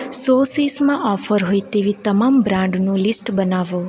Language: Gujarati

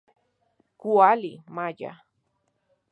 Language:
Central Puebla Nahuatl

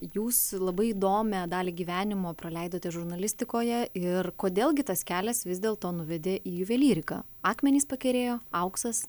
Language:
Lithuanian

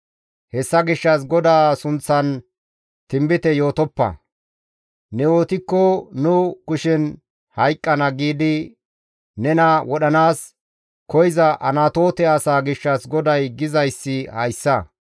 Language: Gamo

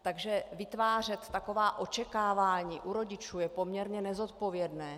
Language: Czech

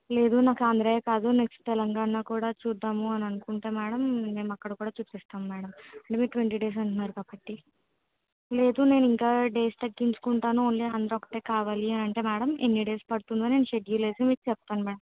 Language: Telugu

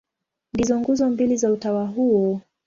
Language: Swahili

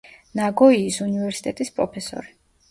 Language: Georgian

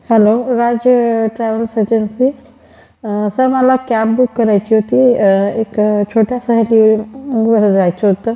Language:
Marathi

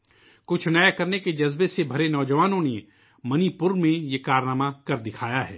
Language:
Urdu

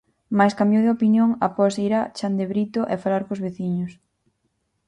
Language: Galician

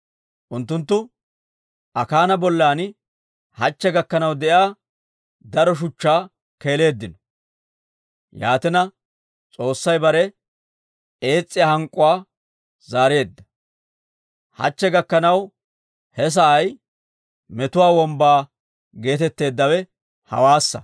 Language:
Dawro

